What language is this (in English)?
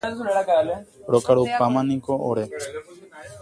Guarani